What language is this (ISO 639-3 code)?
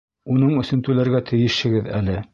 bak